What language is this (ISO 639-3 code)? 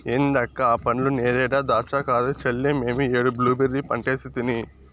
tel